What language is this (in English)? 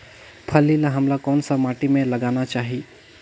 Chhattisgarhi